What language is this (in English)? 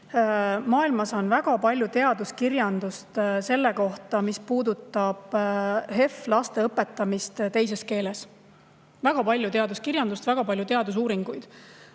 Estonian